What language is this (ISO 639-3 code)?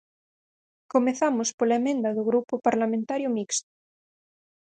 glg